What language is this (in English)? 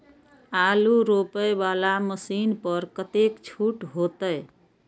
Maithili